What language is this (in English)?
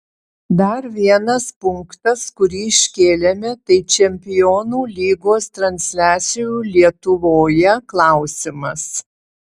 Lithuanian